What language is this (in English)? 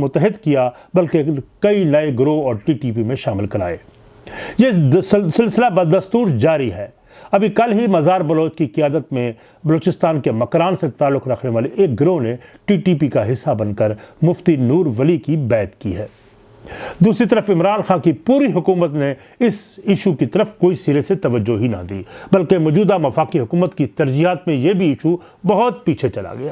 Urdu